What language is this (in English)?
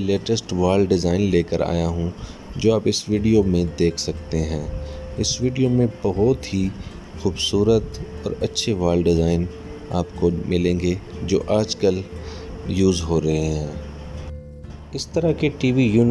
Korean